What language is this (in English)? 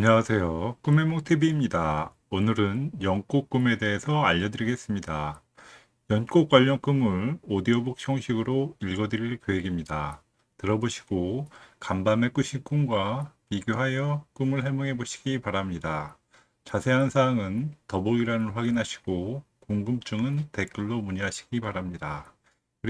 Korean